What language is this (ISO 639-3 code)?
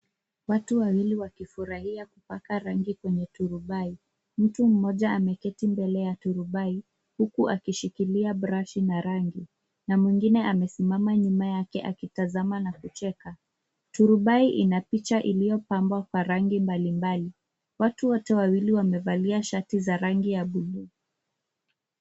swa